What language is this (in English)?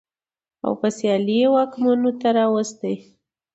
Pashto